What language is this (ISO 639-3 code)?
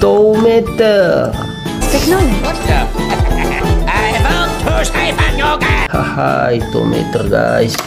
ind